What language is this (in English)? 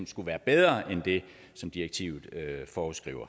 Danish